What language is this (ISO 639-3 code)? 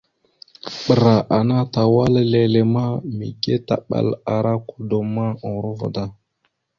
mxu